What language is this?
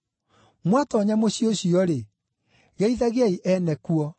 Kikuyu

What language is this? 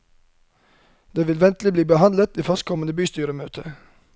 Norwegian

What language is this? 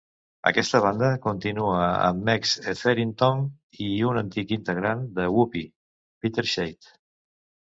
Catalan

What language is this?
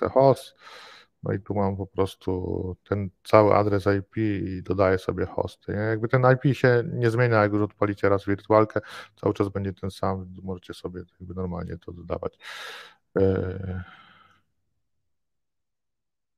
Polish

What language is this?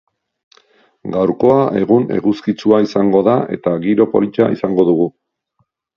Basque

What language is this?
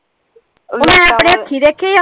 Punjabi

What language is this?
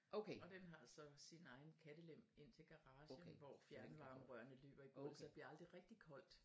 Danish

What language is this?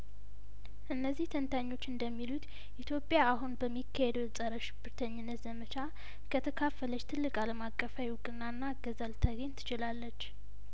Amharic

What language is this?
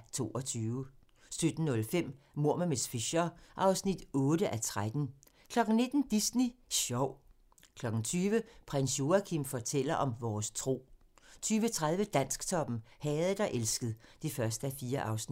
Danish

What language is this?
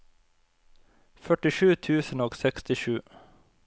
Norwegian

